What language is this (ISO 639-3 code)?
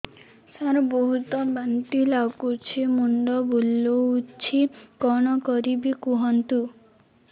ori